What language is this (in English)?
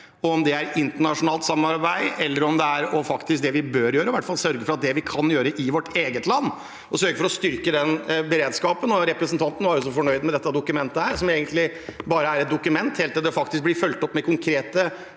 Norwegian